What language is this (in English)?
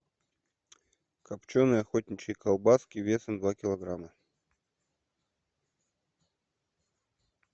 Russian